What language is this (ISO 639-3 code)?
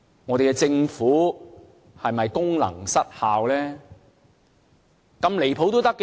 yue